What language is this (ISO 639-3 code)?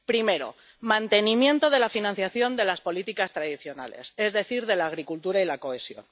spa